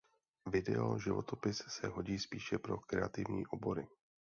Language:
Czech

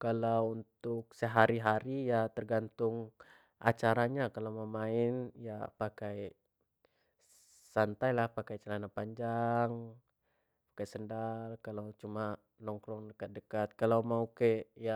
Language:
Jambi Malay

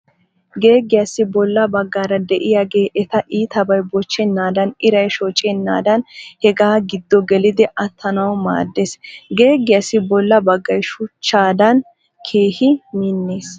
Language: Wolaytta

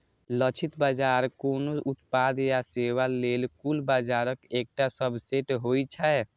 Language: Maithili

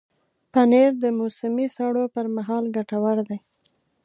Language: Pashto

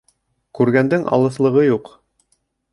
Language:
Bashkir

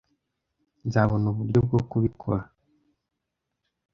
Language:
Kinyarwanda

